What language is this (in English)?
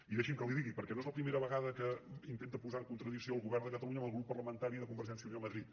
Catalan